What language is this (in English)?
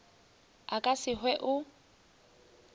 Northern Sotho